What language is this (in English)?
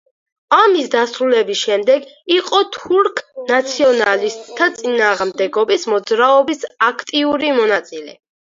Georgian